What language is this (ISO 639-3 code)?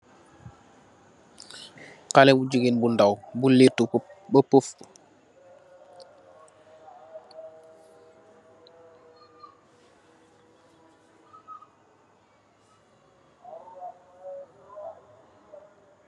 wol